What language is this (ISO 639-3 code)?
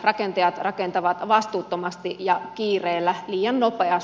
fin